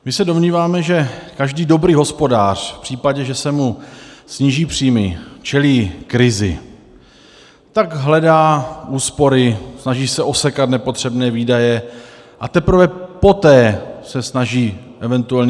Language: Czech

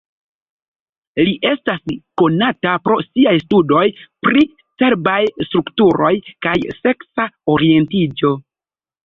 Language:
Esperanto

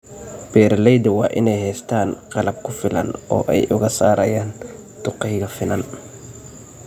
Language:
Somali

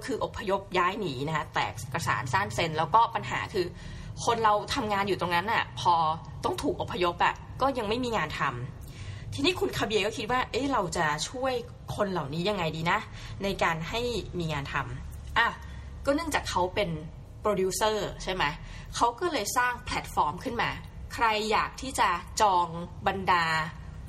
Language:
Thai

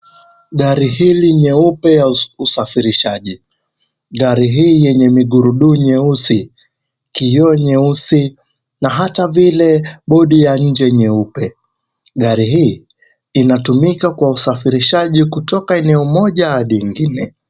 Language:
Swahili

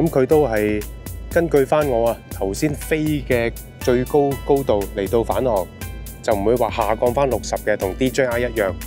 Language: Chinese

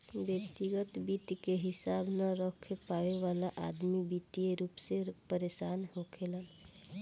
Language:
Bhojpuri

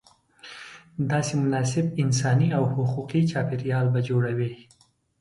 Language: Pashto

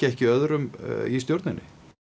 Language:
Icelandic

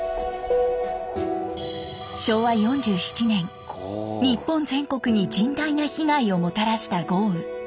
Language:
Japanese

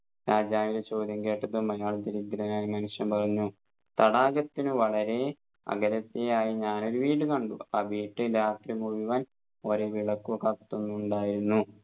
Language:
Malayalam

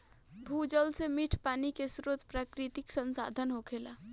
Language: Bhojpuri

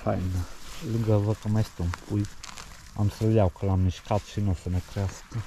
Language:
Romanian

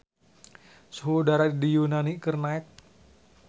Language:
Sundanese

